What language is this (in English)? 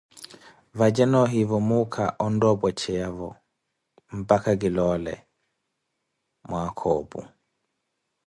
Koti